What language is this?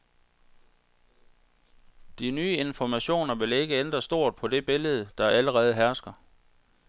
Danish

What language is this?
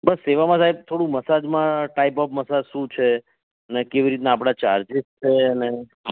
Gujarati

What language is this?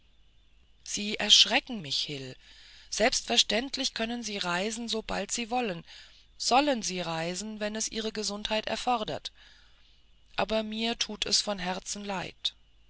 German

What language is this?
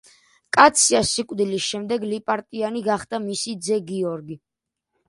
Georgian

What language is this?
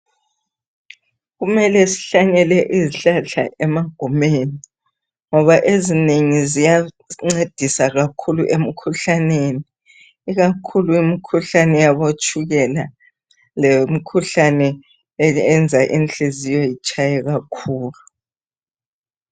North Ndebele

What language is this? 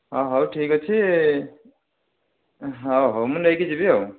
Odia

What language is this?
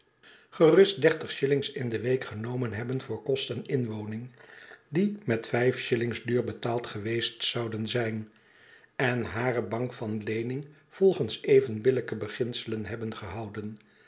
Dutch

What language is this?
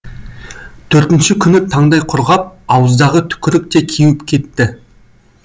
Kazakh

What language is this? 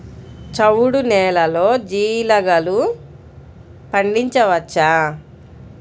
Telugu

